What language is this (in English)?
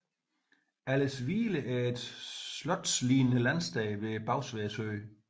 Danish